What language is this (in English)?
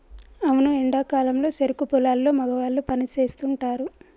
Telugu